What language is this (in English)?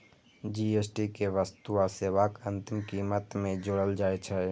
Maithili